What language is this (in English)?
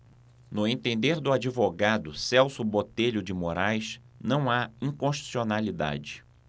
Portuguese